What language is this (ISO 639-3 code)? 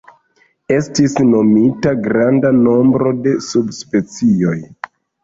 epo